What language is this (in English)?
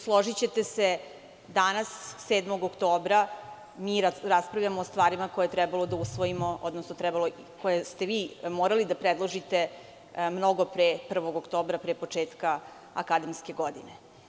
Serbian